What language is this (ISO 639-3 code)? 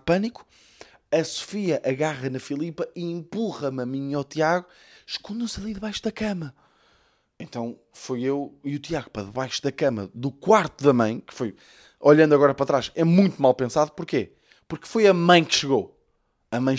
por